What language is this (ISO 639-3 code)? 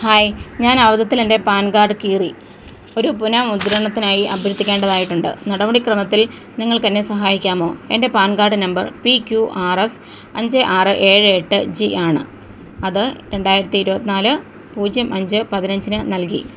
mal